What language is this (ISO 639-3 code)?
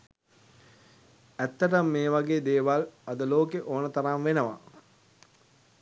sin